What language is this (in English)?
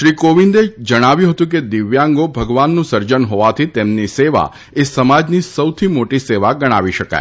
Gujarati